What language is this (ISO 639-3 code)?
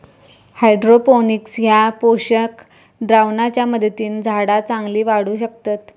mar